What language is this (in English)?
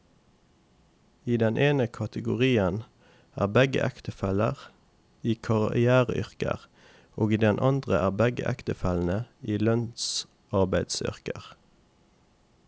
Norwegian